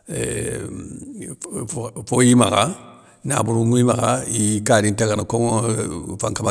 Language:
Soninke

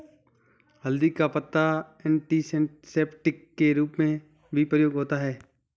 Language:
Hindi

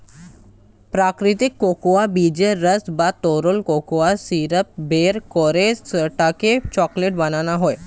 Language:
Bangla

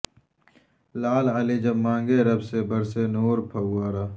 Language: Urdu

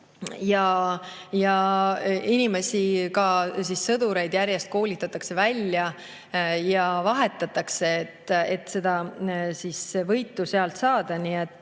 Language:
Estonian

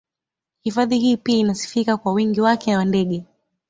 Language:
Swahili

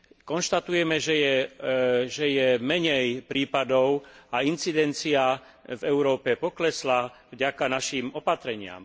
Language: Slovak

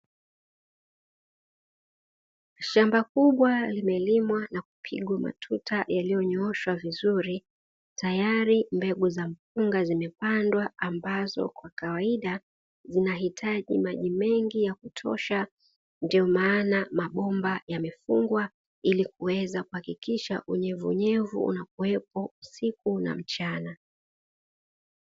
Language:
Swahili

